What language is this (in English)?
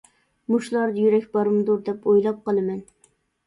Uyghur